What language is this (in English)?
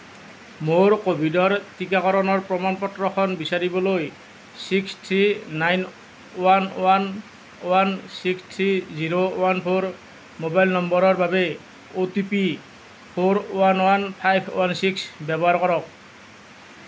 Assamese